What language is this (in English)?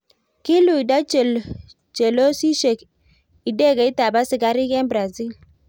Kalenjin